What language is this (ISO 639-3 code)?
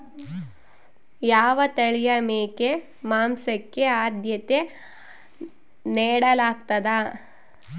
kan